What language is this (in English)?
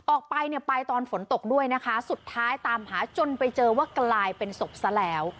Thai